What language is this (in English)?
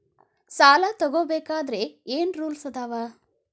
Kannada